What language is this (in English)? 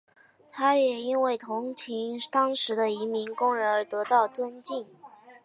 Chinese